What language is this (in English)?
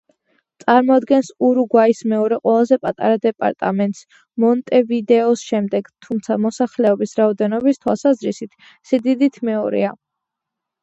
Georgian